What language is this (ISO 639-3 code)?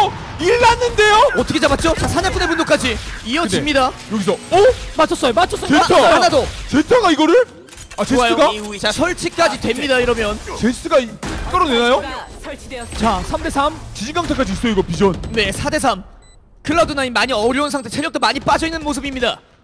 kor